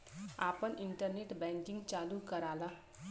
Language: Bhojpuri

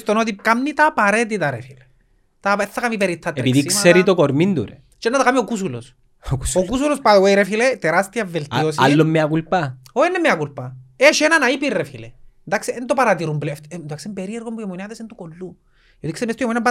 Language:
Greek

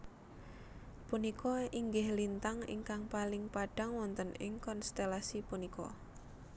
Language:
Javanese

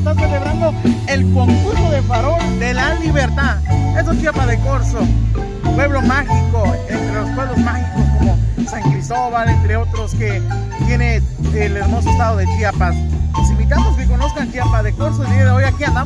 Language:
Spanish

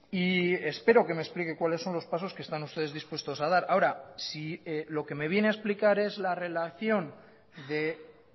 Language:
Spanish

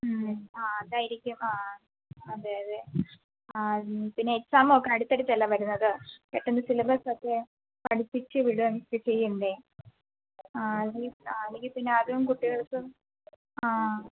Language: Malayalam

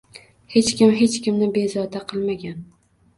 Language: Uzbek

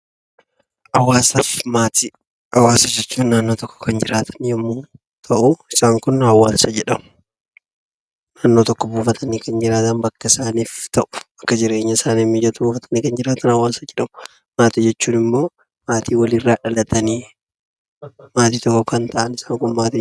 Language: Oromo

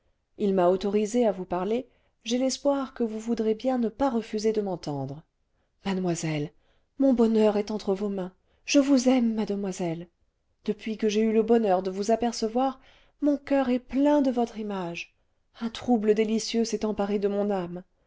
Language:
French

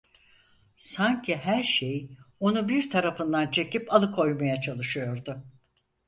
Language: Turkish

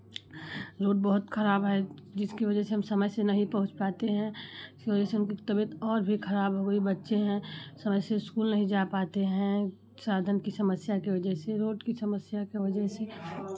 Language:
Hindi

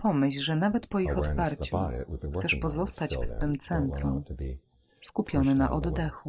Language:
Polish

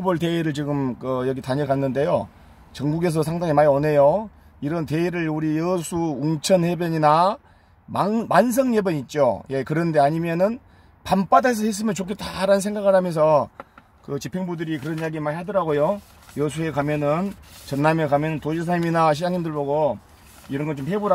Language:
Korean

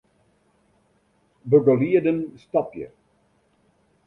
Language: Western Frisian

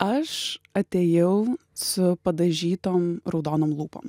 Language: Lithuanian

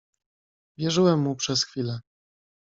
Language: Polish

